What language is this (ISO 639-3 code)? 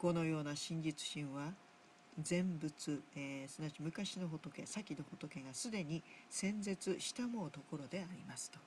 jpn